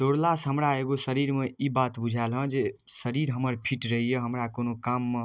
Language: Maithili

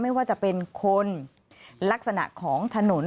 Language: Thai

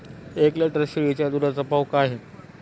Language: Marathi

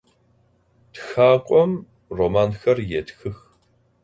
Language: Adyghe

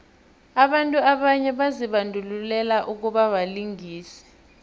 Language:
South Ndebele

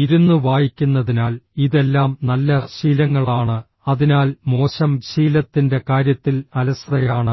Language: Malayalam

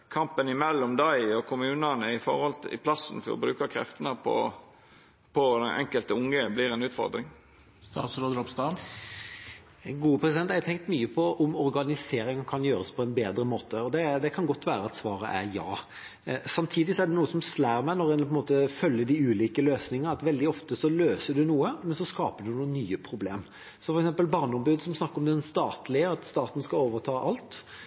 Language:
Norwegian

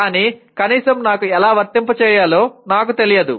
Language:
Telugu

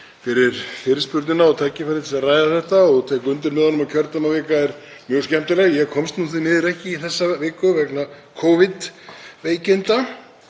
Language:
Icelandic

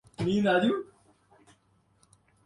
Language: Urdu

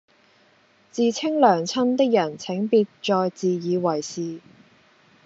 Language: Cantonese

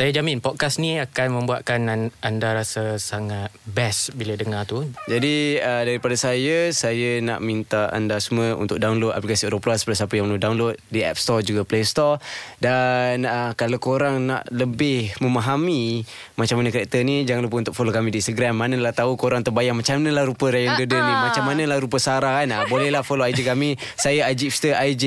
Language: Malay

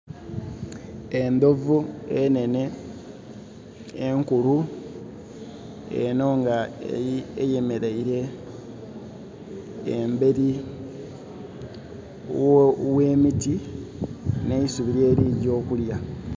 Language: Soga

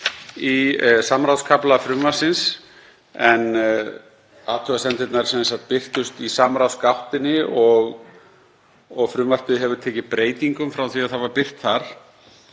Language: Icelandic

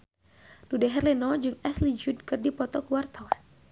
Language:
Sundanese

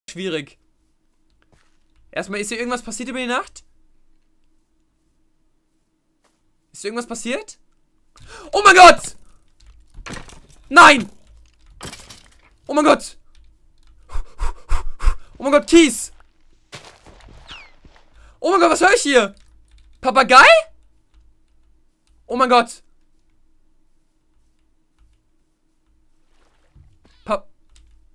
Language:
German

